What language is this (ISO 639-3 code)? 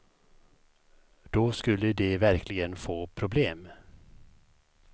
swe